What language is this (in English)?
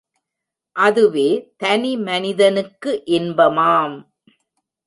Tamil